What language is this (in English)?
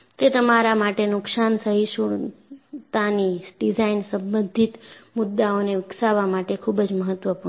Gujarati